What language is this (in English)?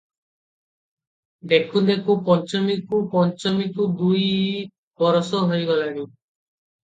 Odia